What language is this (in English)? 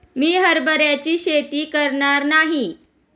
Marathi